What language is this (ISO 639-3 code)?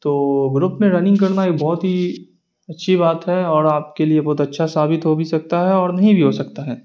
urd